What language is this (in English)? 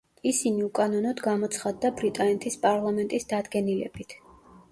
Georgian